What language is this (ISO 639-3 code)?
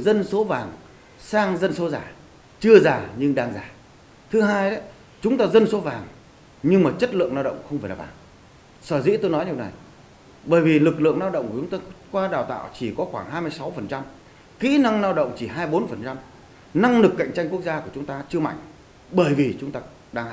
vie